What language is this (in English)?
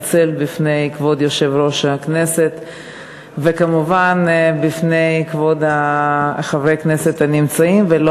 Hebrew